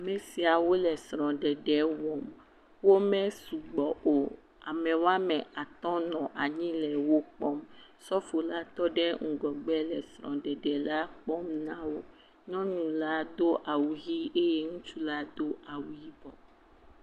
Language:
Ewe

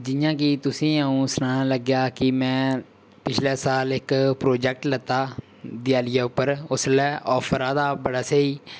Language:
Dogri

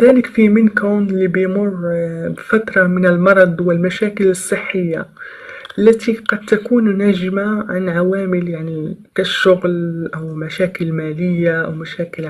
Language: Arabic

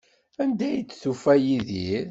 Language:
Kabyle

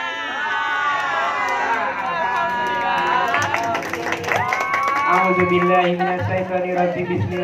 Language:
Indonesian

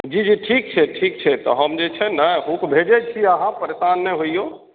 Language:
Maithili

